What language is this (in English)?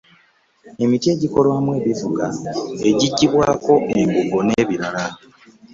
Ganda